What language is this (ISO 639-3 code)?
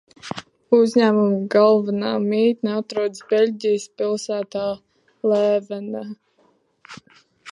lav